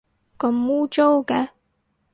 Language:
Cantonese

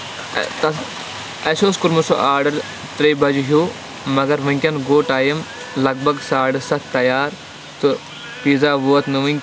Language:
Kashmiri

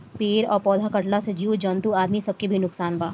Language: Bhojpuri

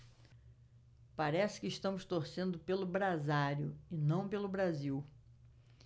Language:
Portuguese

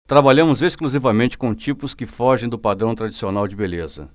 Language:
Portuguese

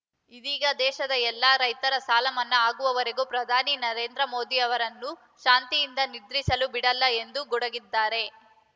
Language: Kannada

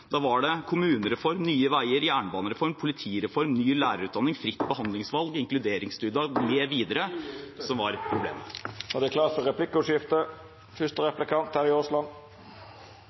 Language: Norwegian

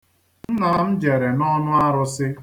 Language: Igbo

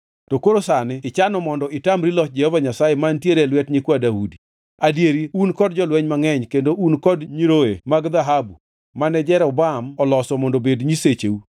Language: Luo (Kenya and Tanzania)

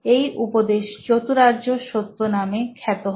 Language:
Bangla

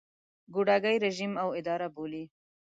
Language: Pashto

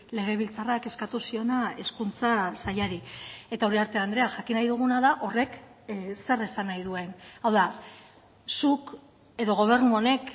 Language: Basque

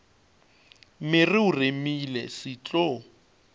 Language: Northern Sotho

